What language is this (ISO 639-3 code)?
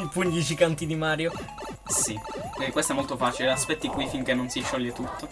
ita